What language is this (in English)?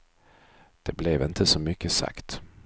Swedish